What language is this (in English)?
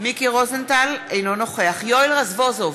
Hebrew